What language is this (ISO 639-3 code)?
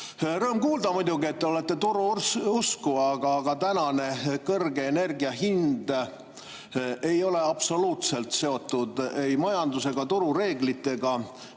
est